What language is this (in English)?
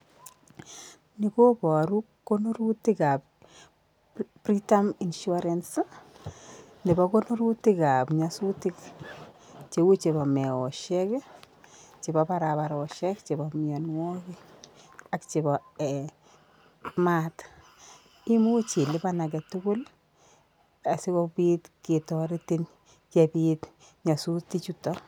Kalenjin